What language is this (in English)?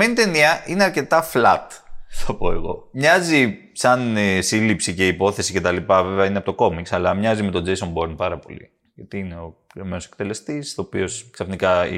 Greek